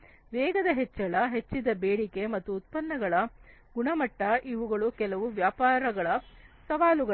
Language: Kannada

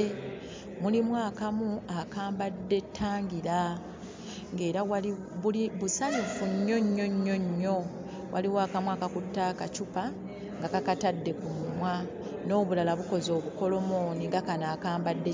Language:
Ganda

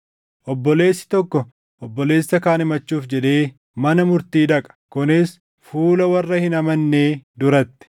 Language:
Oromo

